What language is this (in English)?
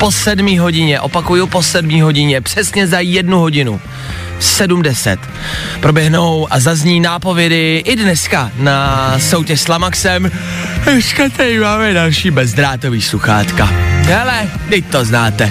Czech